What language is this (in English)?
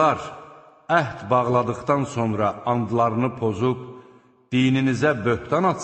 Turkish